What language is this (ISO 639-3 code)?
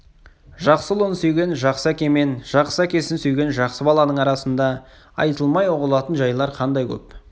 kaz